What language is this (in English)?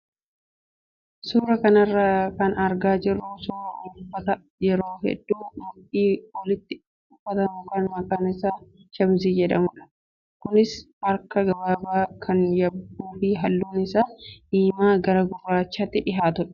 Oromo